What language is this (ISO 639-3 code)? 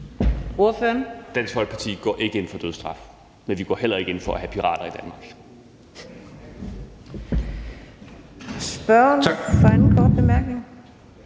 dan